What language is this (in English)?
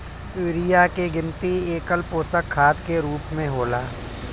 Bhojpuri